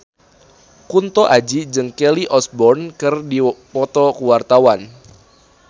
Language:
Sundanese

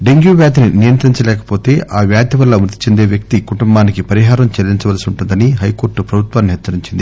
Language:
Telugu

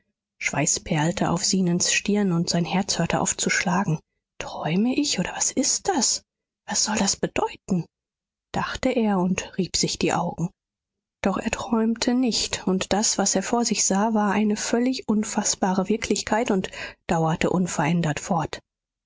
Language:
German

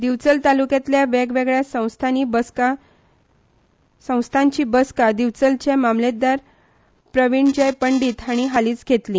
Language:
Konkani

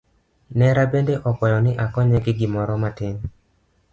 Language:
Luo (Kenya and Tanzania)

